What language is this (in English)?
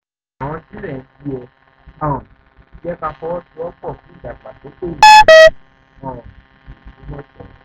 Yoruba